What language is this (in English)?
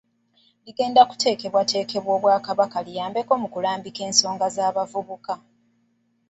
Ganda